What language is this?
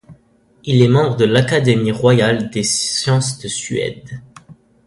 French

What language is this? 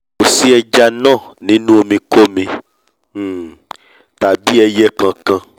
Yoruba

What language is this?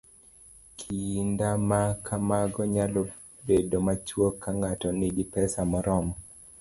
Luo (Kenya and Tanzania)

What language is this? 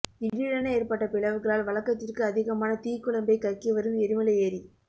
Tamil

